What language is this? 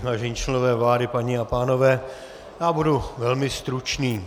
Czech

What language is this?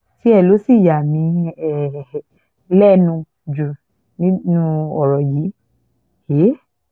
Yoruba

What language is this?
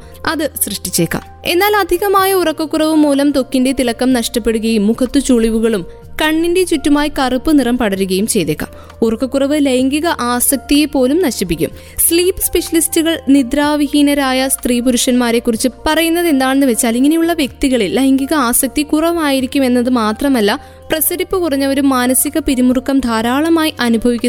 Malayalam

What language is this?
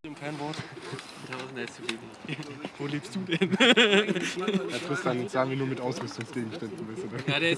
German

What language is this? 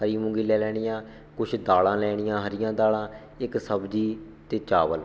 Punjabi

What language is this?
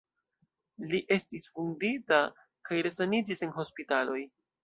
Esperanto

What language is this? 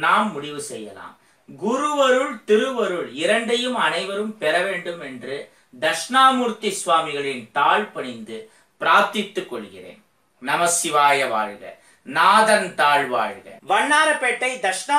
Japanese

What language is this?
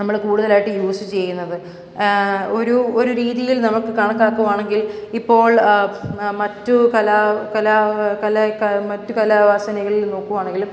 Malayalam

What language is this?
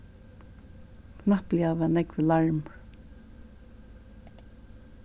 Faroese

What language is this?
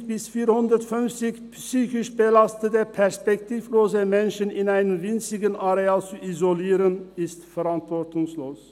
Swiss German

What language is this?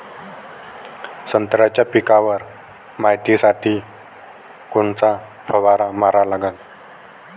Marathi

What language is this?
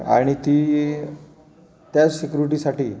Marathi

